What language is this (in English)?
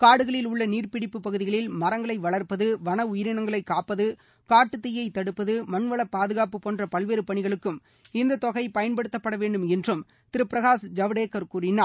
Tamil